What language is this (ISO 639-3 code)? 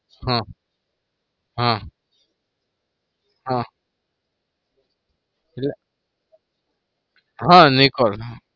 guj